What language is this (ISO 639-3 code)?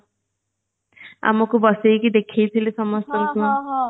ori